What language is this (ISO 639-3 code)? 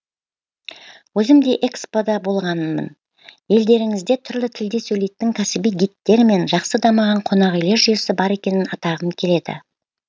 kaz